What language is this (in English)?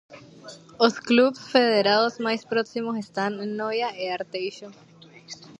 Galician